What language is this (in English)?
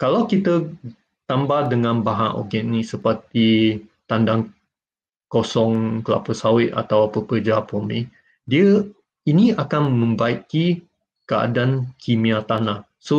Malay